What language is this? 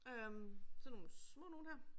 Danish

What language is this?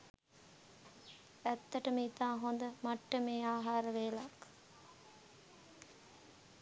Sinhala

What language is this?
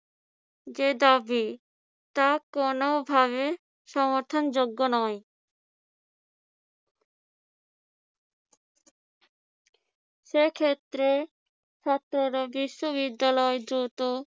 Bangla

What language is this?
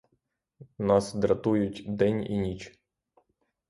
Ukrainian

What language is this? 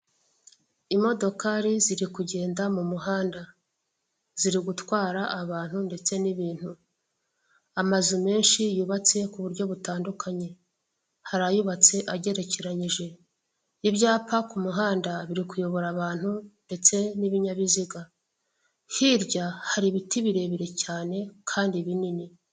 Kinyarwanda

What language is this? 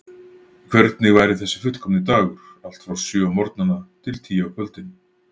Icelandic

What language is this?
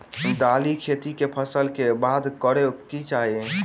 Maithili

